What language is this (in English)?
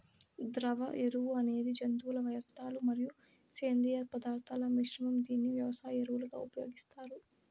Telugu